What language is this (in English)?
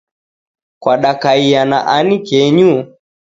Taita